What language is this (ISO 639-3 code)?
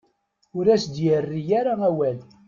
kab